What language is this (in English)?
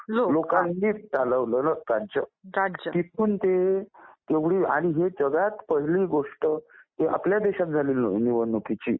Marathi